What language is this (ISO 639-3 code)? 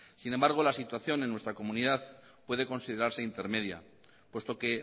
spa